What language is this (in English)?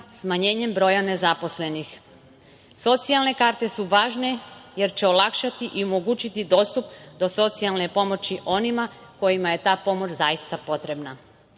Serbian